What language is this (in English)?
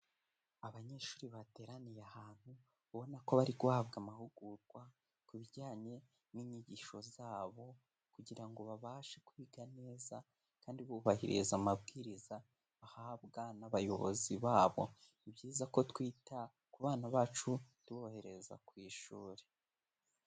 Kinyarwanda